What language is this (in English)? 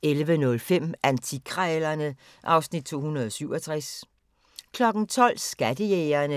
Danish